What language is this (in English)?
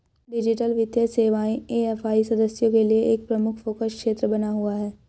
Hindi